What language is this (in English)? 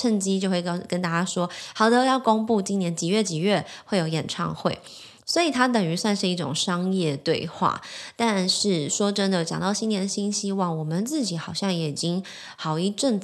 Chinese